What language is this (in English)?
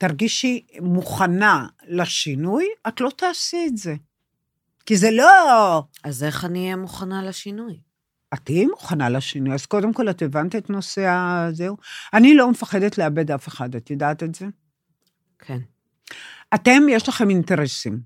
Hebrew